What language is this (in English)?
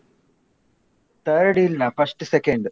Kannada